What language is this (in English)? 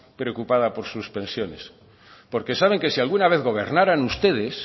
Spanish